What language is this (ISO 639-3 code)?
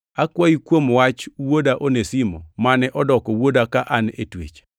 luo